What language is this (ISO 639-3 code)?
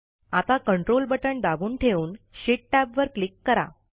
mar